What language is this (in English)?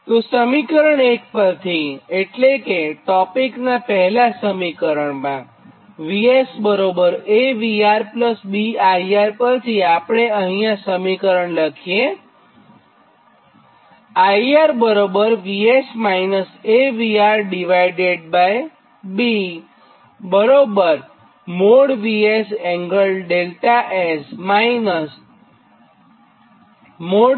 Gujarati